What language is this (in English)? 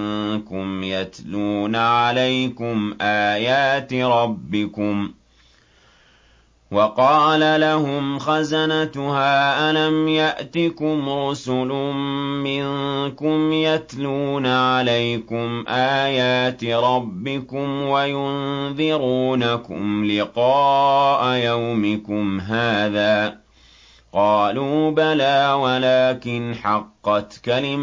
Arabic